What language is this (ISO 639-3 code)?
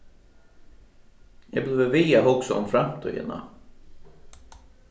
fao